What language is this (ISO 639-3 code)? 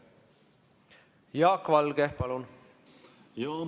est